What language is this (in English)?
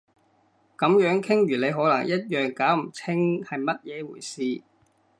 Cantonese